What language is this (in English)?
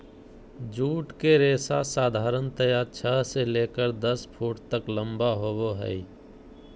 Magahi